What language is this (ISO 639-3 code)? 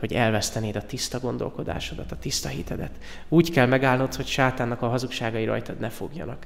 hun